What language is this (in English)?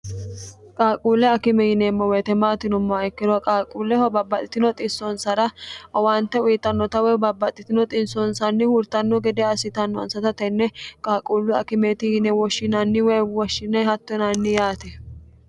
Sidamo